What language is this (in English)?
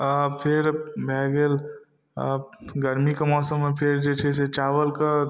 Maithili